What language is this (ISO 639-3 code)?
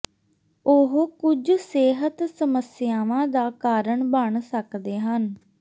pan